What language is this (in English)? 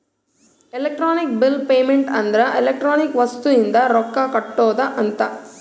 Kannada